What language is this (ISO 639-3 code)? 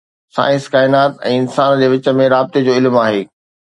snd